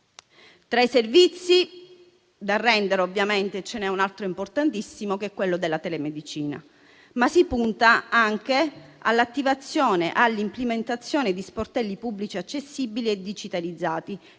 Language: Italian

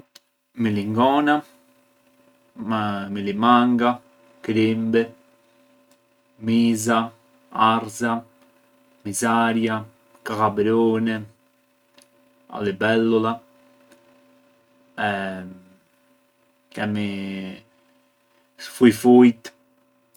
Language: Arbëreshë Albanian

